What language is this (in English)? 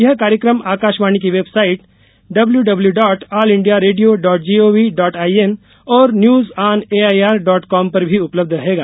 Hindi